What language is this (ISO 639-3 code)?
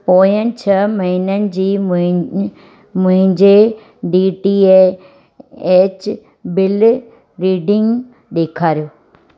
snd